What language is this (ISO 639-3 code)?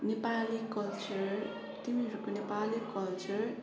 nep